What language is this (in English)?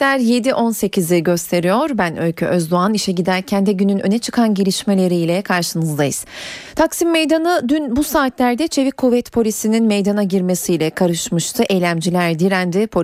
Turkish